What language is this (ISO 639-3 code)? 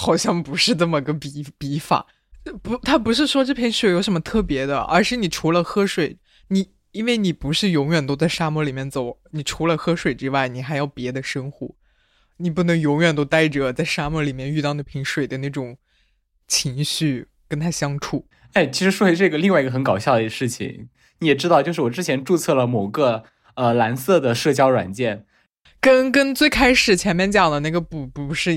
zho